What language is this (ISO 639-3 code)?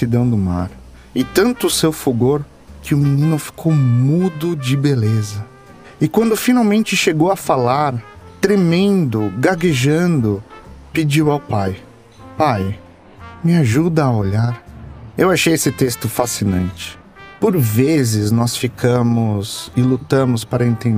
por